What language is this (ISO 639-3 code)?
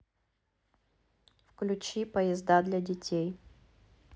rus